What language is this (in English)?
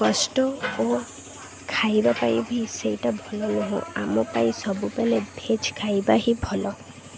Odia